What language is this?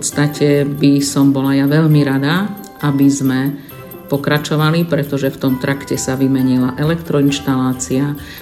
Slovak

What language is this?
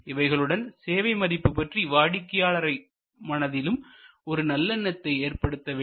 Tamil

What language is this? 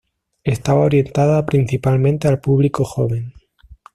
Spanish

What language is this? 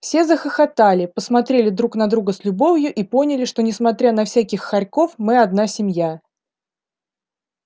Russian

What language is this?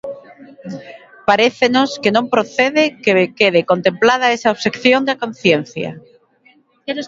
Galician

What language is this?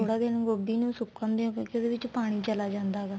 Punjabi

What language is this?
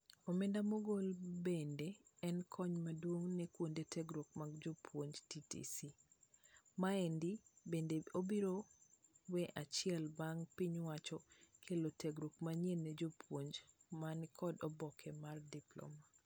Luo (Kenya and Tanzania)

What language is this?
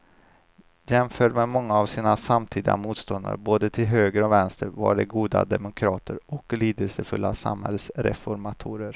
Swedish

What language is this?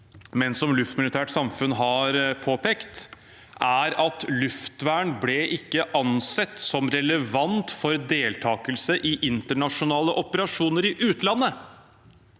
Norwegian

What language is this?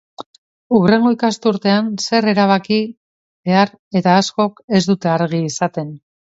Basque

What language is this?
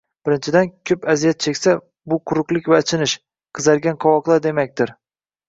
Uzbek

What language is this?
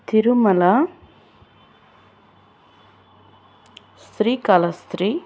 Telugu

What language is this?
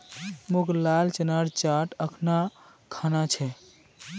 Magahi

